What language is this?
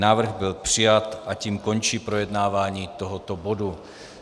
Czech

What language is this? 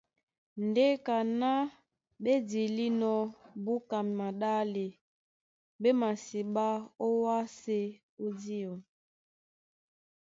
Duala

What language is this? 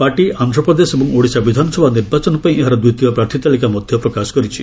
Odia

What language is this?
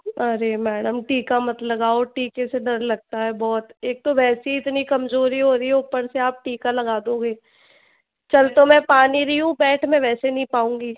Hindi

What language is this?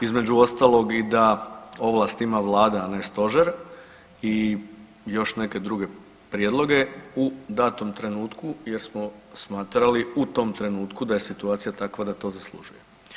Croatian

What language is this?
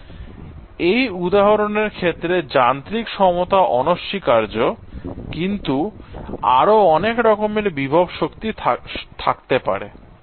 Bangla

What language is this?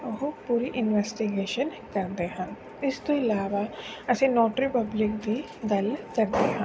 Punjabi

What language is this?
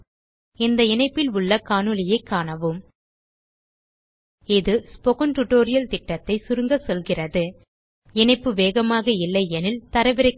Tamil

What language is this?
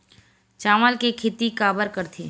Chhattisgarhi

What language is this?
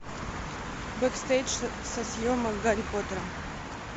Russian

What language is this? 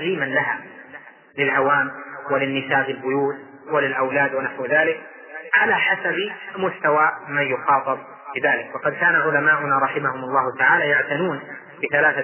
Arabic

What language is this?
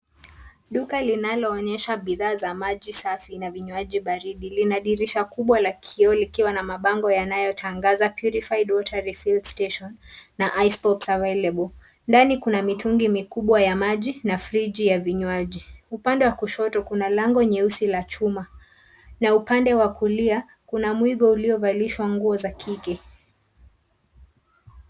Swahili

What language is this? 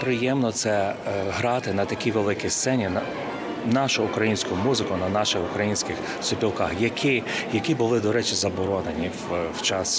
Ukrainian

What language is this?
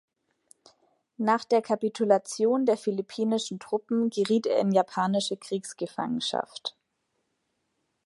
German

